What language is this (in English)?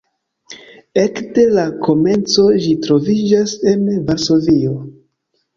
Esperanto